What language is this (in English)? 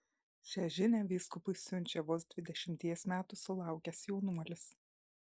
Lithuanian